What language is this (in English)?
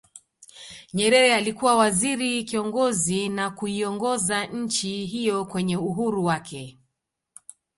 Swahili